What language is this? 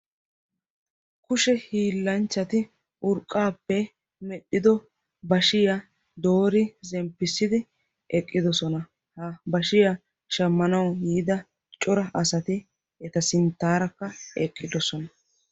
Wolaytta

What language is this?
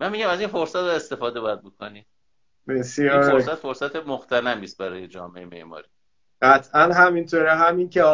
Persian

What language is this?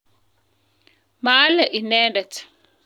Kalenjin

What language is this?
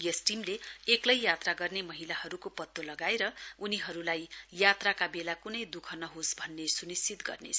Nepali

